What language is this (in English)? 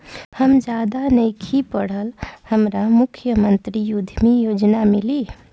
Bhojpuri